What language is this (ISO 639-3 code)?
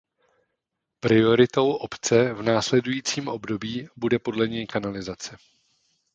ces